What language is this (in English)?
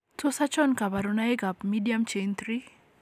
Kalenjin